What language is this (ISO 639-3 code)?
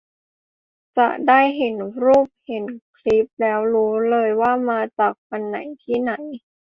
tha